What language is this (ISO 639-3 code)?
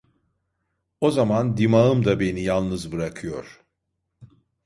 tur